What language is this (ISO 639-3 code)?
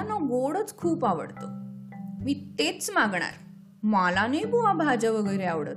mar